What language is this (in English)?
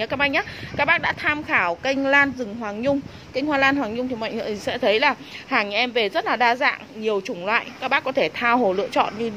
Vietnamese